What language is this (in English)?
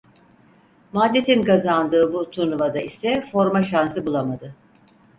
Turkish